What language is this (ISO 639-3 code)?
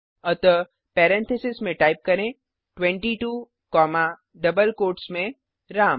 hin